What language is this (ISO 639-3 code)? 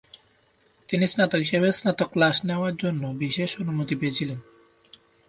ben